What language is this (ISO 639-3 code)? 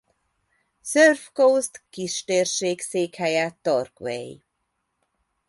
hun